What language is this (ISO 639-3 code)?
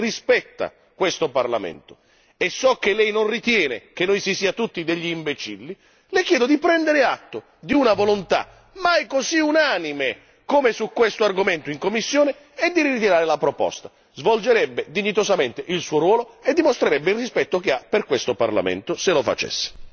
ita